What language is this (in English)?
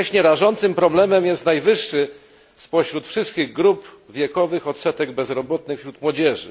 Polish